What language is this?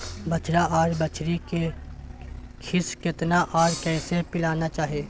Maithili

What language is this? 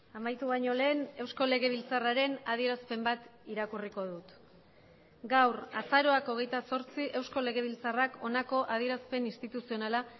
Basque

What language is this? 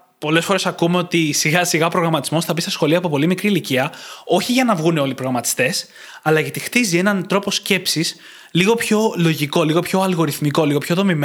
Greek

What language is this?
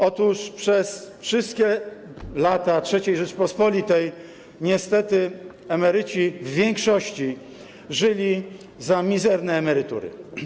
Polish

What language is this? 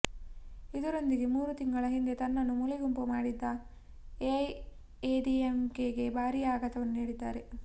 Kannada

